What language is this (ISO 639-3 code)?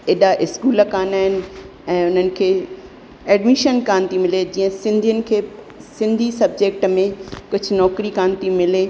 snd